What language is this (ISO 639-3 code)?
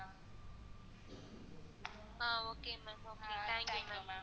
tam